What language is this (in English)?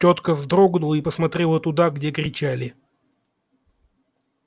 Russian